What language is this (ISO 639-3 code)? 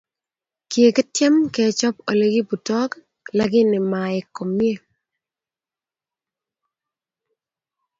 kln